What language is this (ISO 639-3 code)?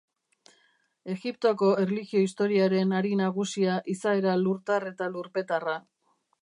eus